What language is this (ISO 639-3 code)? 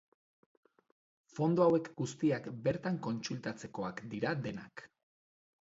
eus